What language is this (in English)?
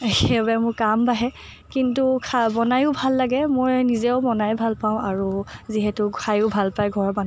Assamese